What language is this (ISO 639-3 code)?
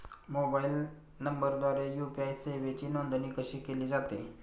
mar